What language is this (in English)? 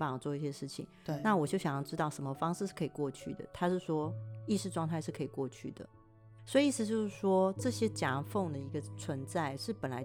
Chinese